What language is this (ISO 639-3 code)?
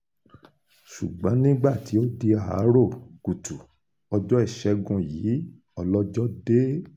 yor